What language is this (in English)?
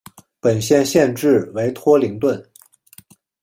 Chinese